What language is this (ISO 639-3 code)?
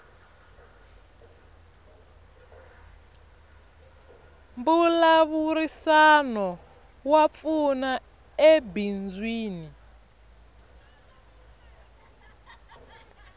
tso